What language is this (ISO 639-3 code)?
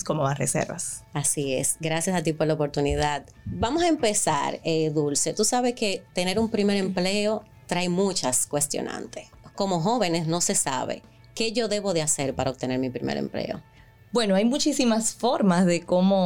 spa